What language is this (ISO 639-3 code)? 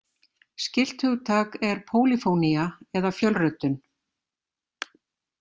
isl